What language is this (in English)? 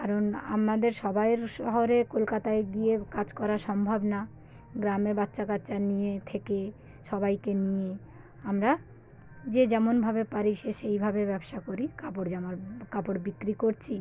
Bangla